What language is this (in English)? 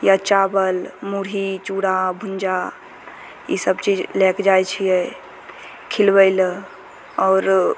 Maithili